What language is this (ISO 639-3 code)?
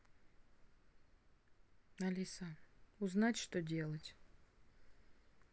rus